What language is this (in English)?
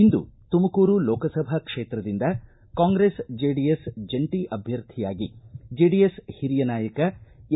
Kannada